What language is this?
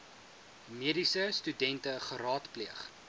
Afrikaans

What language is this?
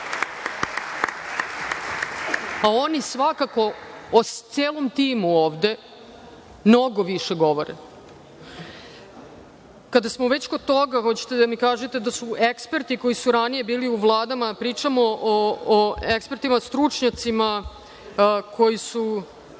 Serbian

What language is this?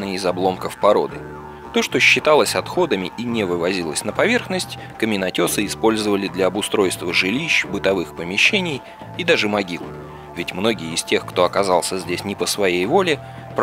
Russian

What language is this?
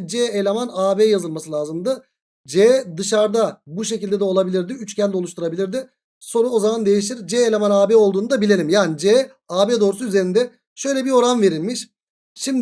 Turkish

